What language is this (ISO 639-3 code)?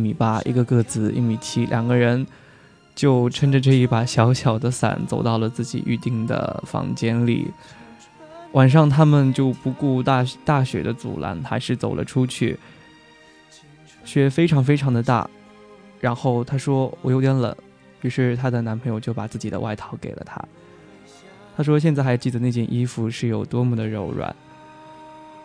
zho